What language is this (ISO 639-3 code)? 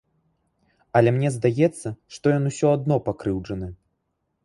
bel